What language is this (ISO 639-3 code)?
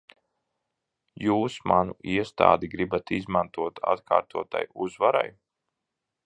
lav